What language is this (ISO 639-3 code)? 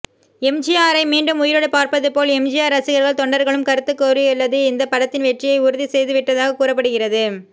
tam